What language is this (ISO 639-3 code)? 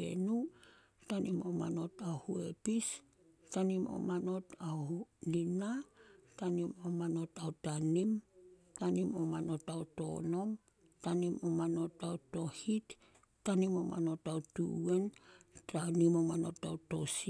sol